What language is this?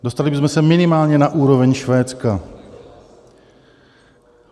Czech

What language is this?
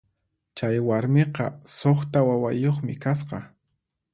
Puno Quechua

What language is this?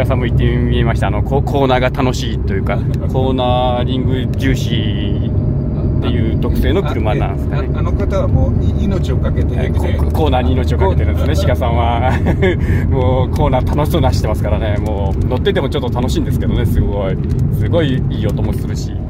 Japanese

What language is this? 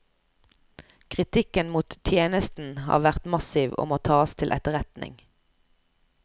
Norwegian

